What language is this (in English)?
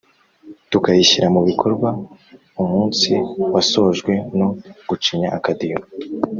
Kinyarwanda